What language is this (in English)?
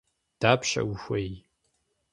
Kabardian